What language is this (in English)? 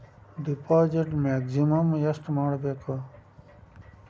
Kannada